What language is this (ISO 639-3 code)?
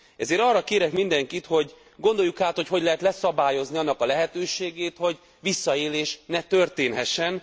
hun